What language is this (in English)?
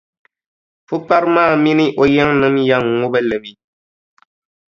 Dagbani